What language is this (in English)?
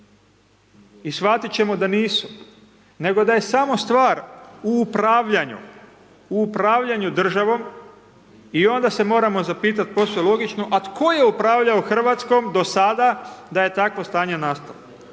Croatian